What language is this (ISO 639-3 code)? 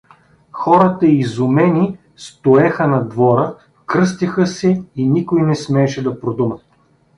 bul